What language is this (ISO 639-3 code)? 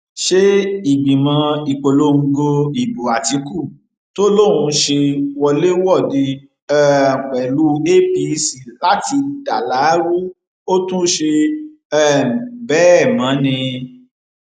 yor